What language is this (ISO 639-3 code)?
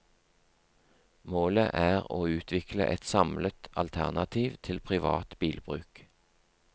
nor